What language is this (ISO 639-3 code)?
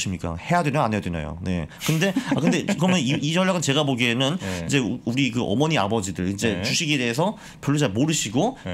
kor